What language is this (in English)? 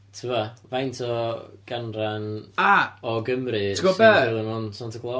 Welsh